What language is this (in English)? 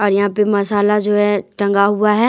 Hindi